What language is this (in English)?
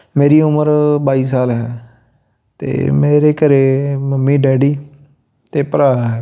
Punjabi